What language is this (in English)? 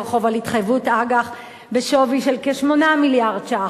Hebrew